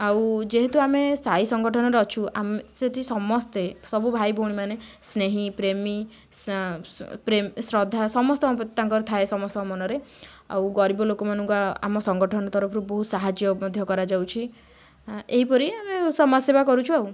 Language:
Odia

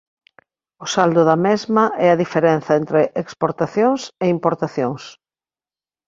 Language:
Galician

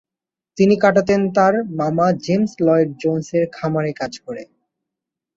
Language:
Bangla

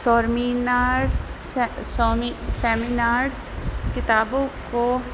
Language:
Urdu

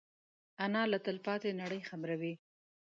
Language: Pashto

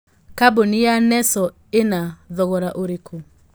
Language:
Kikuyu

